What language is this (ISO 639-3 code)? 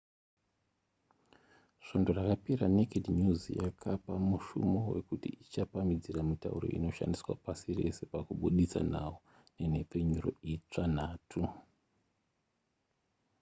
sna